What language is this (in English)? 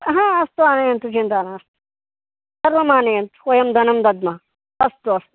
Sanskrit